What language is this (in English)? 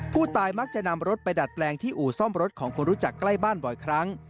Thai